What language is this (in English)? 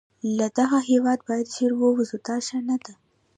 Pashto